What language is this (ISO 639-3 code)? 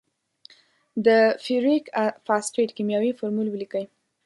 pus